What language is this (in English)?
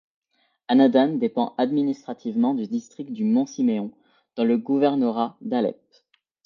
French